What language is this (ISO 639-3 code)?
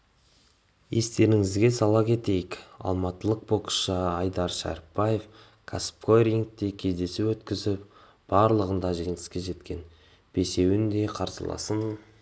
kaz